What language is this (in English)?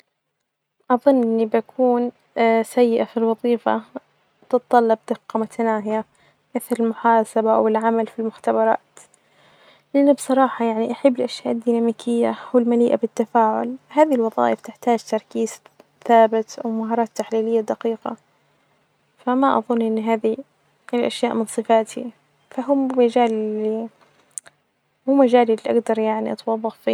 Najdi Arabic